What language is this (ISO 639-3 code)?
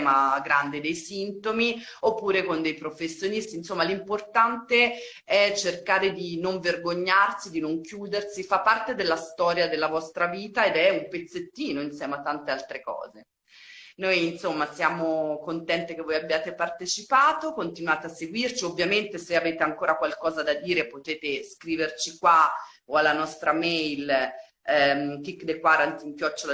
ita